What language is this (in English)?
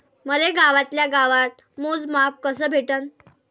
Marathi